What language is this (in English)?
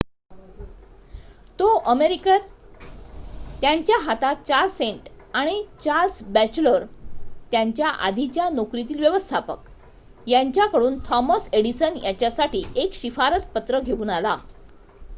Marathi